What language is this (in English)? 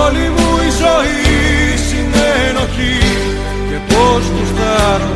Greek